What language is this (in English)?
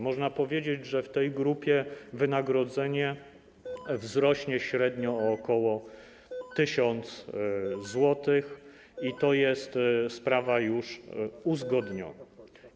Polish